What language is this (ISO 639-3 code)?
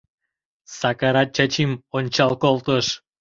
chm